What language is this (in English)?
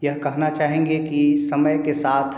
Hindi